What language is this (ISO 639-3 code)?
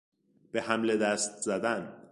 fas